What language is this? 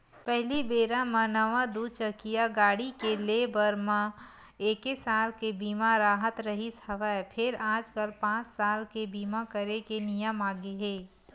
Chhattisgarhi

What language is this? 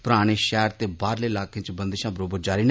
Dogri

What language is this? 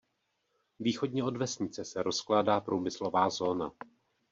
Czech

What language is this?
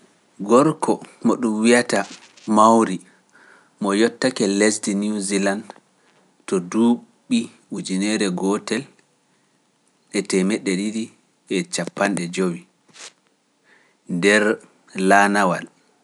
Pular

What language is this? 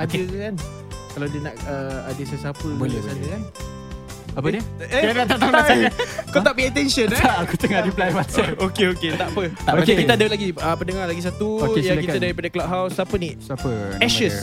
Malay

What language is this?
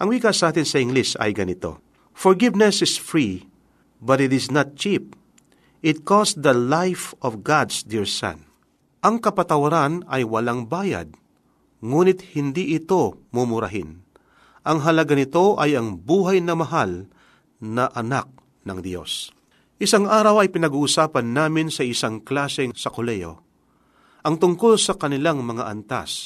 Filipino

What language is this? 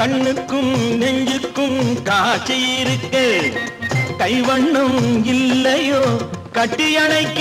Tamil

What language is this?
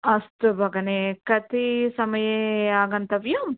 Sanskrit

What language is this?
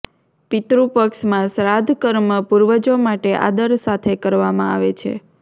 Gujarati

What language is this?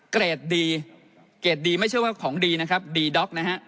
Thai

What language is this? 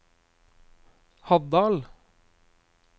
Norwegian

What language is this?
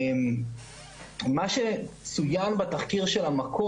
Hebrew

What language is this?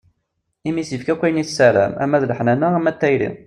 Kabyle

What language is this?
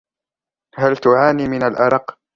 Arabic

